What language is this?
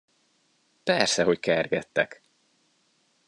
Hungarian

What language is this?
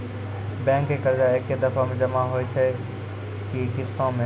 Maithili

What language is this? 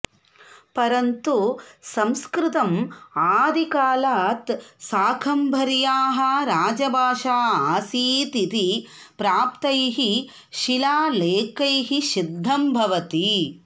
Sanskrit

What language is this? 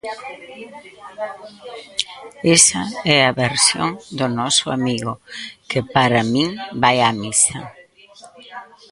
Galician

